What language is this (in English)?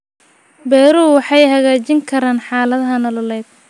Somali